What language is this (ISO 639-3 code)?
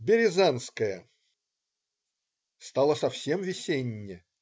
rus